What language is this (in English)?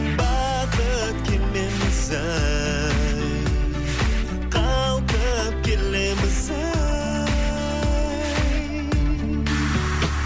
Kazakh